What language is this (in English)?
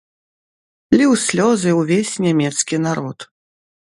Belarusian